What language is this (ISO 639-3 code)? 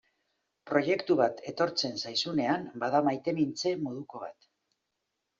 eus